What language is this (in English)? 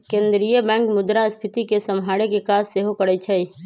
Magahi